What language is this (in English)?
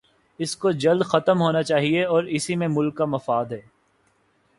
Urdu